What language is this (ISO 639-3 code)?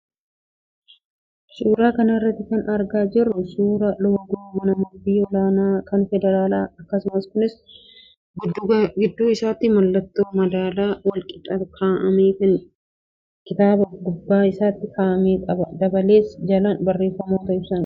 orm